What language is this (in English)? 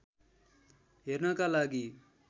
Nepali